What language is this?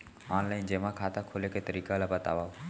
Chhattisgarhi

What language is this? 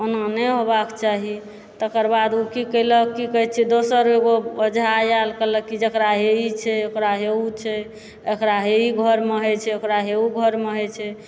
Maithili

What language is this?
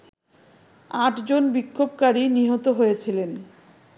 Bangla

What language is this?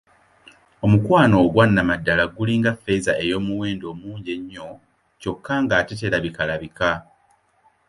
Ganda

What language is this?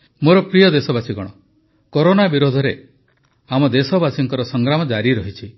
Odia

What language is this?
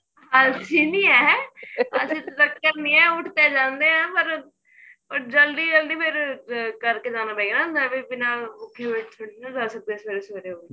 Punjabi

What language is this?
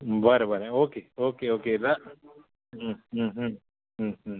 Konkani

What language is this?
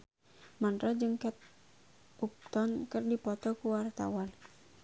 Sundanese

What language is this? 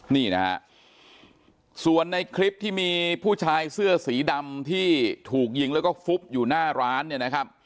Thai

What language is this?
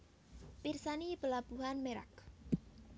Javanese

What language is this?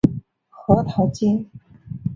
Chinese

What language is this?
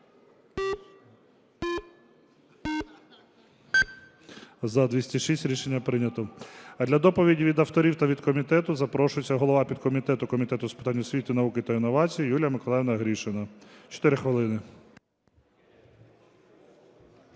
Ukrainian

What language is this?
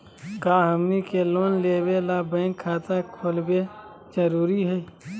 Magahi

